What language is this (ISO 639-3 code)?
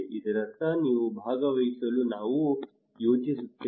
kan